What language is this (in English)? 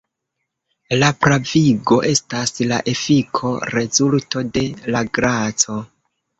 Esperanto